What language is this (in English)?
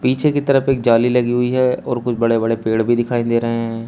Hindi